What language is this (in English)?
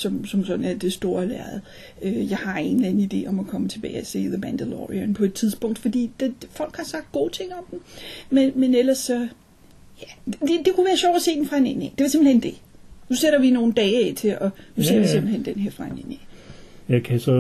Danish